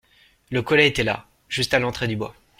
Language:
French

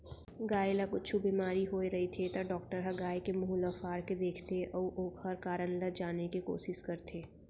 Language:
Chhattisgarhi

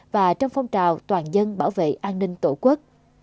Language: Vietnamese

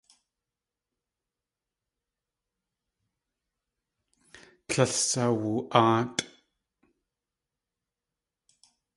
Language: Tlingit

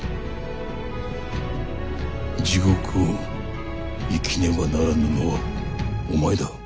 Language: Japanese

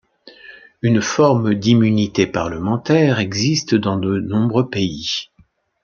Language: French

